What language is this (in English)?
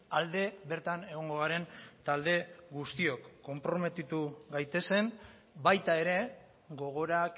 Basque